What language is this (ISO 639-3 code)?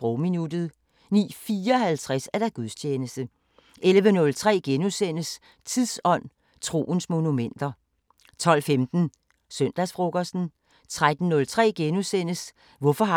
dan